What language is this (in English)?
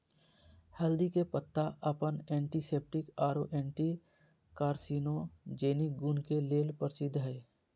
Magahi